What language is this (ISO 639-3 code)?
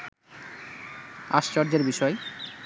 ben